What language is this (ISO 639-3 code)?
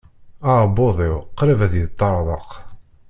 kab